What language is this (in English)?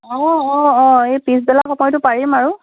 Assamese